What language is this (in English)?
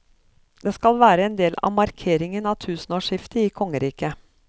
Norwegian